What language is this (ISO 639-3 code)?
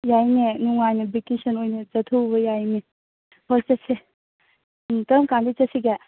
mni